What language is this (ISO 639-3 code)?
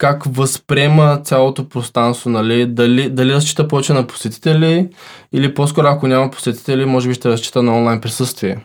bul